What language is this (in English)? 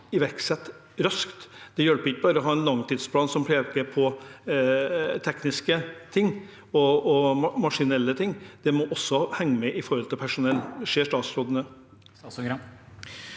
Norwegian